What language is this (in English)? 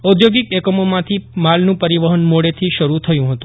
Gujarati